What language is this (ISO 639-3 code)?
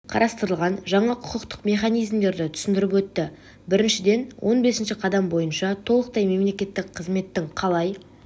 kaz